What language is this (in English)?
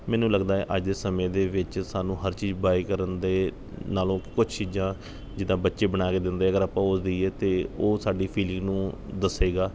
Punjabi